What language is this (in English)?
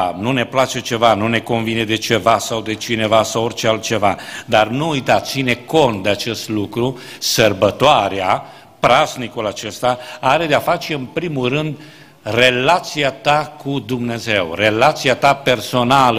Romanian